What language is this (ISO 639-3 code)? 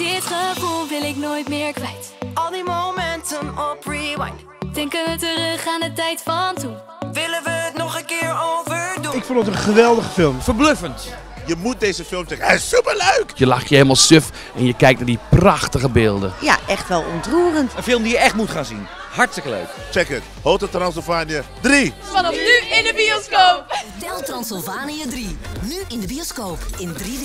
nld